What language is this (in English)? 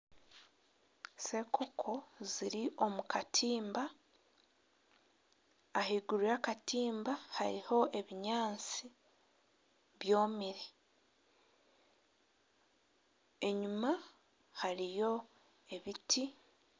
Nyankole